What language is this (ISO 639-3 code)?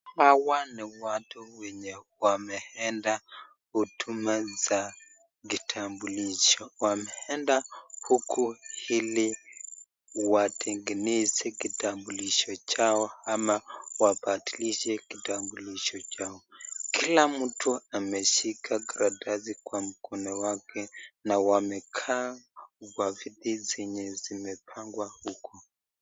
swa